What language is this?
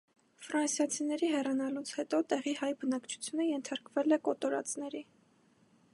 Armenian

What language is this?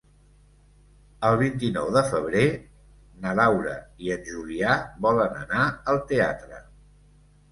Catalan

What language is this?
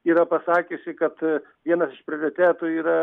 Lithuanian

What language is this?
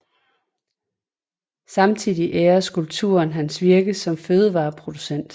Danish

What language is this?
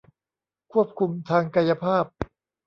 Thai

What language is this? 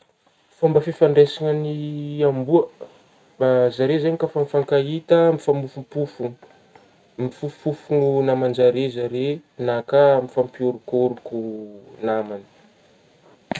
Northern Betsimisaraka Malagasy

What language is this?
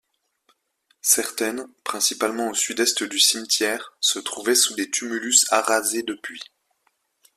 French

